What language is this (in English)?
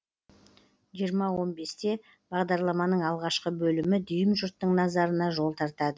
Kazakh